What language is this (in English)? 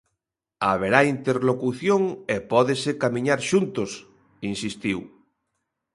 Galician